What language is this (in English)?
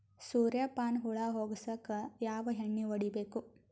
Kannada